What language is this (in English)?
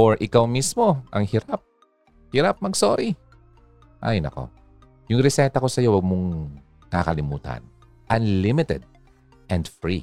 Filipino